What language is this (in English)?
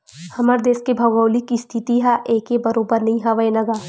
Chhattisgarhi